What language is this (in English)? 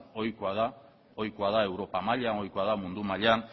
Basque